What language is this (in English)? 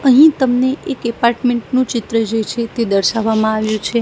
Gujarati